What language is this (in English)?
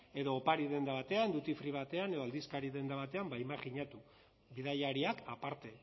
Basque